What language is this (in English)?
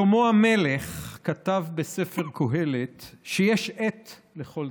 Hebrew